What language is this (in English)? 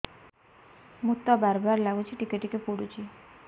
Odia